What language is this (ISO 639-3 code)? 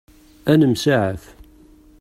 kab